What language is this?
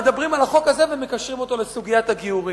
Hebrew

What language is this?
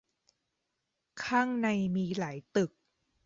Thai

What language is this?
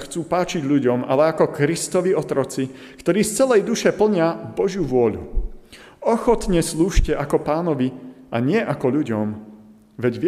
Slovak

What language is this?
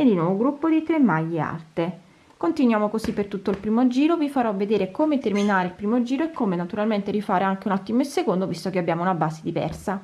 Italian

